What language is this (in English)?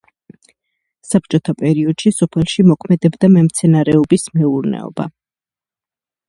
Georgian